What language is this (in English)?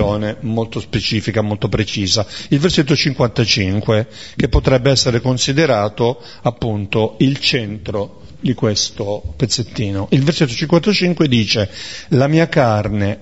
Italian